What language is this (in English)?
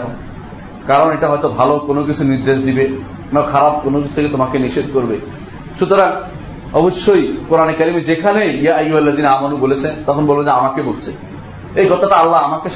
Bangla